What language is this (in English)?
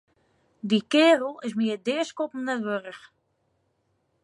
Western Frisian